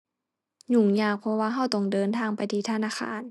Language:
Thai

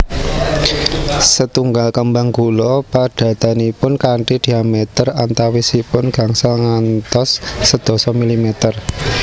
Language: Javanese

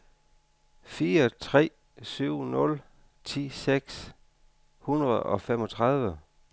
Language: Danish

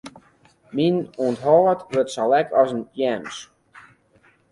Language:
Western Frisian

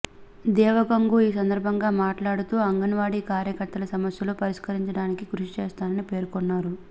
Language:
Telugu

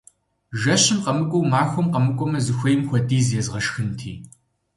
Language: Kabardian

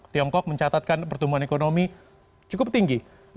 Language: Indonesian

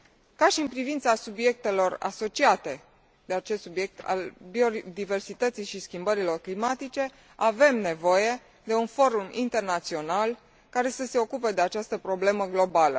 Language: Romanian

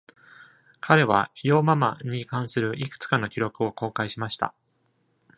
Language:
Japanese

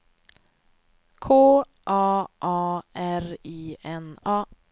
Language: Swedish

